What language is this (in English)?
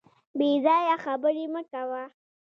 Pashto